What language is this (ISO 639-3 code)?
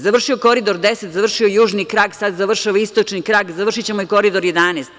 srp